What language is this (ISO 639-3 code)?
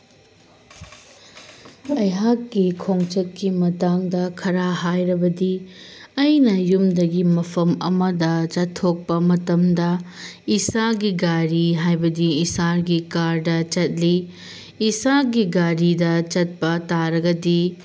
mni